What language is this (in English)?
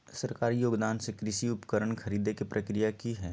Magahi